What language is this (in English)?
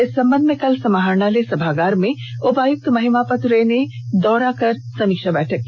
Hindi